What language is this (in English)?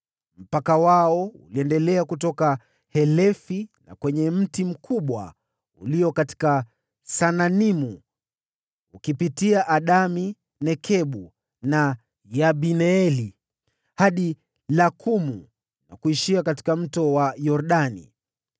Swahili